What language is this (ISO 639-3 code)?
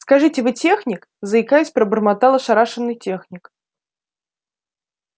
rus